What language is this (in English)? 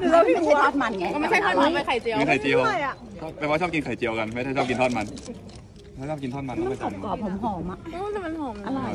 Thai